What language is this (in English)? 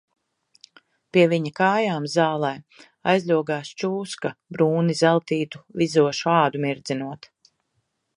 Latvian